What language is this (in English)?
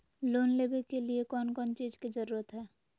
Magahi